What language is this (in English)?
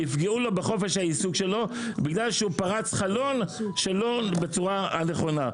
Hebrew